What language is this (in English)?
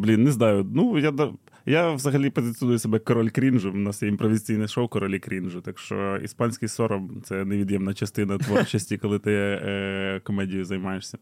Ukrainian